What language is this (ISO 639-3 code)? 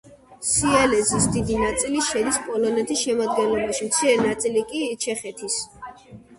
kat